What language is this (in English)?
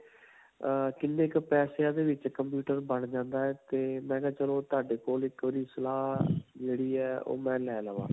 Punjabi